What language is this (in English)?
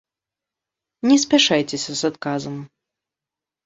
Belarusian